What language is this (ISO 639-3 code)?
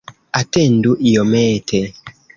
epo